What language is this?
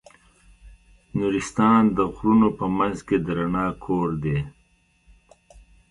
Pashto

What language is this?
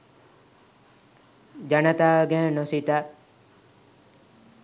Sinhala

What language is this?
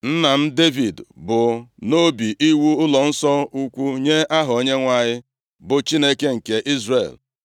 Igbo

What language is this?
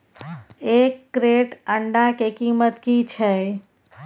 Maithili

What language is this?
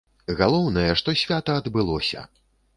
Belarusian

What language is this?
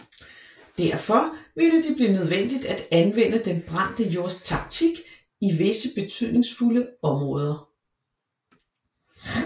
Danish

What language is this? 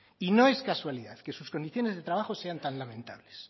Spanish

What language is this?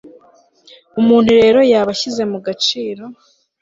Kinyarwanda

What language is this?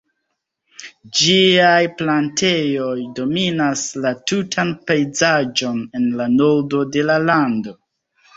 Esperanto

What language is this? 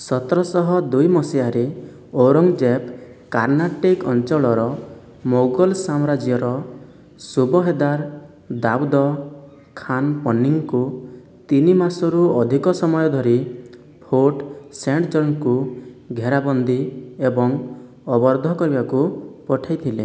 Odia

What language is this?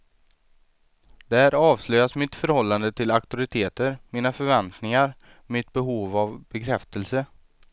Swedish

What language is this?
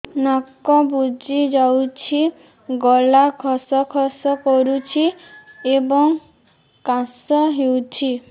Odia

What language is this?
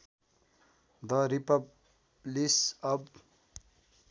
Nepali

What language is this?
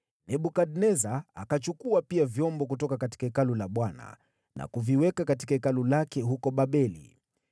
Swahili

